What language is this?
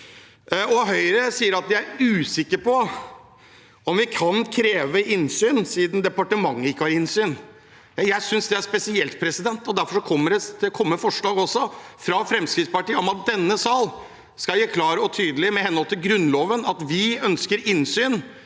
Norwegian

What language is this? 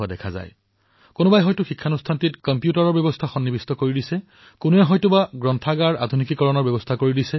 Assamese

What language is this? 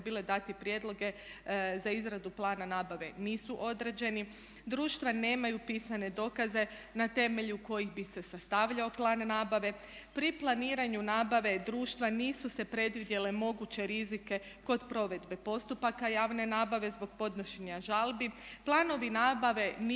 Croatian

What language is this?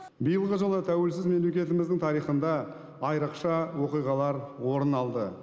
Kazakh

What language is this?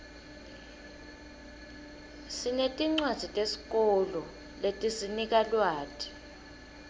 Swati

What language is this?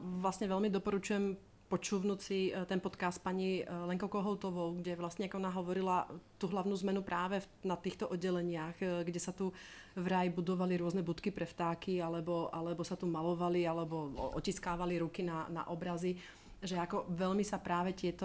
Czech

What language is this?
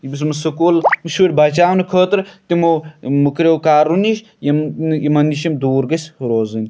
Kashmiri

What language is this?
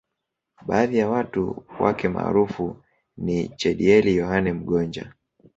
Swahili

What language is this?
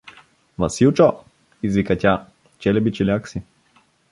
Bulgarian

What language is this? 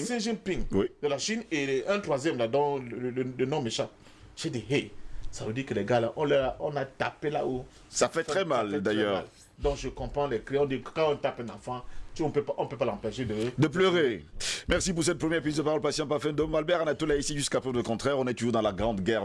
French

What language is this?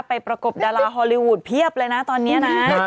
Thai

